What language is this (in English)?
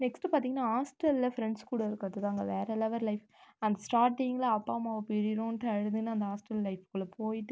Tamil